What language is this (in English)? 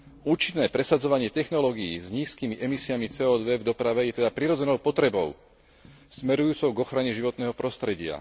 Slovak